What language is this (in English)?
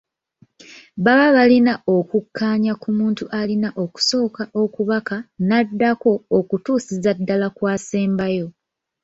Ganda